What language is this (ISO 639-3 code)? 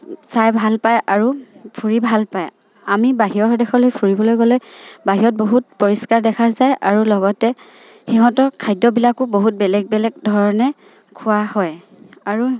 asm